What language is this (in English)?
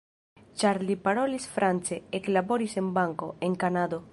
Esperanto